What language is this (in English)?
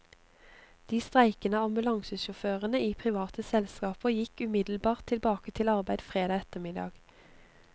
Norwegian